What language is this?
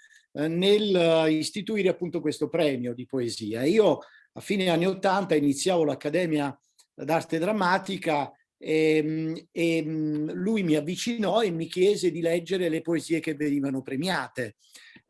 Italian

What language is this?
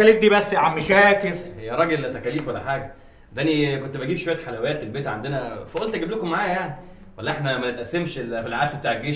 Arabic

